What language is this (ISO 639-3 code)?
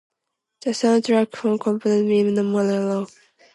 eng